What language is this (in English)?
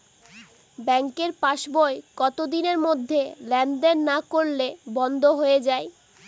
Bangla